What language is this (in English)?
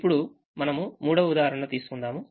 Telugu